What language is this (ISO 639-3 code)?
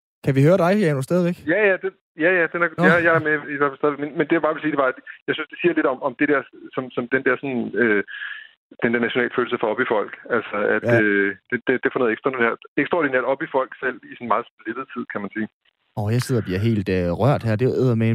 dan